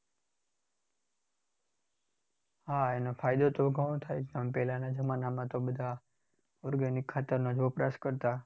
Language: Gujarati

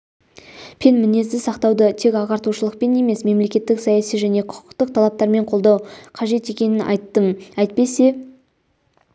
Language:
Kazakh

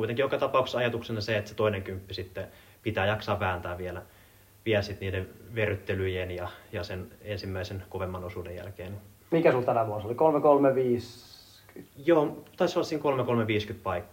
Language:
Finnish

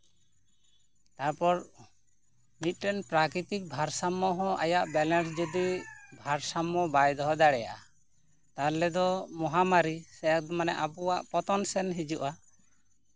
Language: Santali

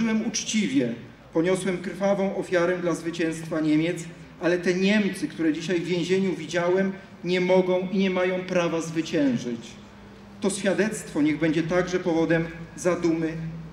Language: Polish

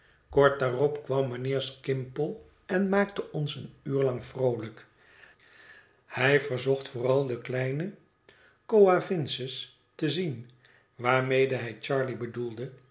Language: Dutch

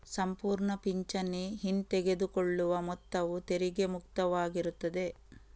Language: Kannada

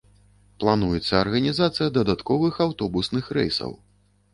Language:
Belarusian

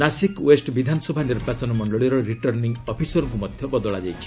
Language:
Odia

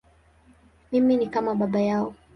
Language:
Swahili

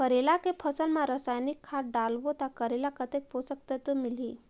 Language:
Chhattisgarhi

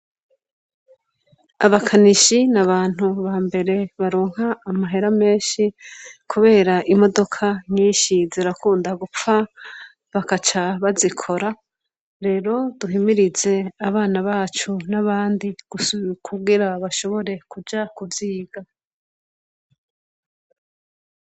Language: Rundi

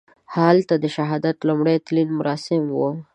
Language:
Pashto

